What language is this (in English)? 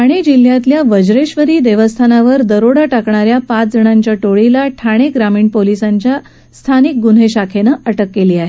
Marathi